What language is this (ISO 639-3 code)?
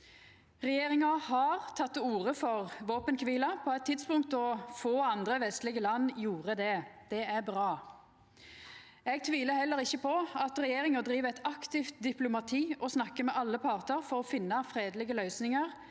nor